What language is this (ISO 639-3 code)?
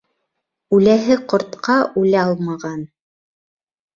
bak